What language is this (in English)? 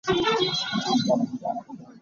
Hakha Chin